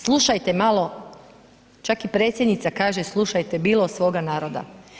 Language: Croatian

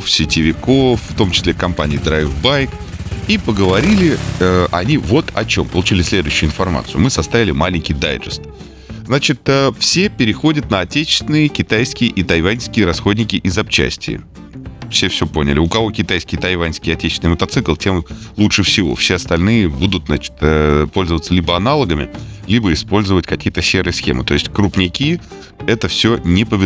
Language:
Russian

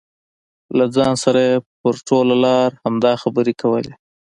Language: Pashto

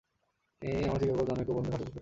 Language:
Bangla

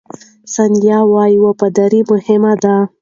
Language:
Pashto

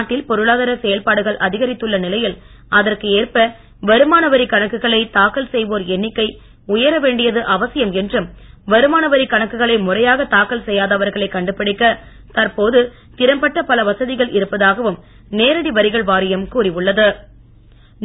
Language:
Tamil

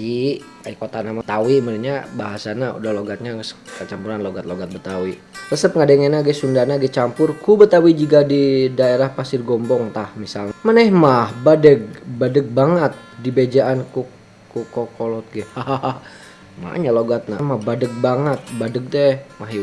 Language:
Indonesian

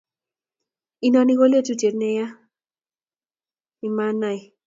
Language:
Kalenjin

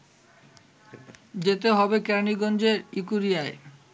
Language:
Bangla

